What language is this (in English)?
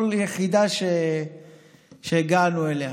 Hebrew